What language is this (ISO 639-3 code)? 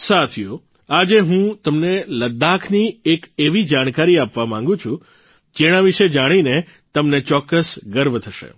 guj